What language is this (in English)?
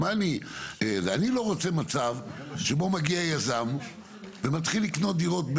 Hebrew